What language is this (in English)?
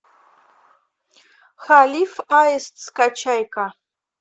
Russian